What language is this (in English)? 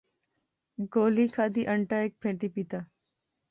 Pahari-Potwari